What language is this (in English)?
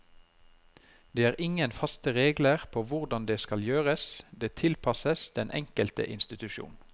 Norwegian